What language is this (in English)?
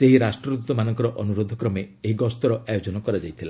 Odia